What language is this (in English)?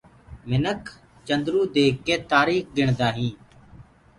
Gurgula